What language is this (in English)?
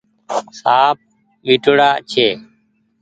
Goaria